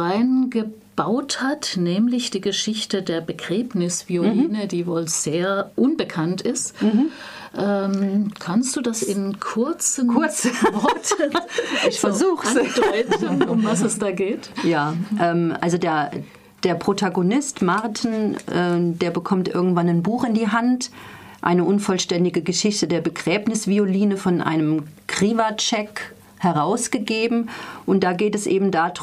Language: German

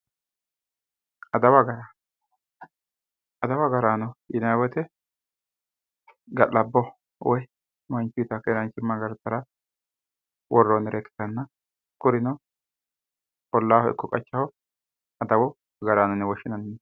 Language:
Sidamo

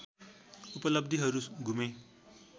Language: Nepali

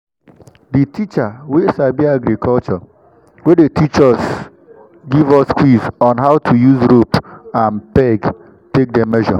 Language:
Nigerian Pidgin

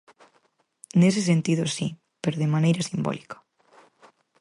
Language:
Galician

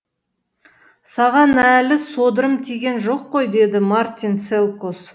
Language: Kazakh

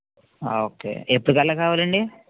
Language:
Telugu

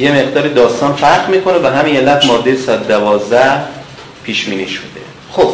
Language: Persian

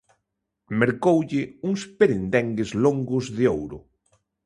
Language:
Galician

